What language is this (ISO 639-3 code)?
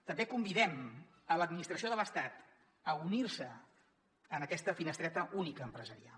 cat